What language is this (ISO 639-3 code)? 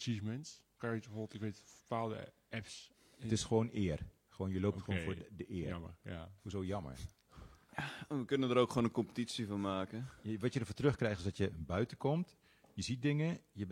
nld